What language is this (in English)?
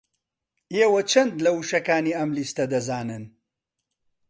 Central Kurdish